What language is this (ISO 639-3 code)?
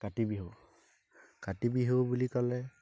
asm